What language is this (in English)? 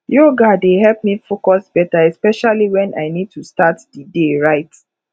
Nigerian Pidgin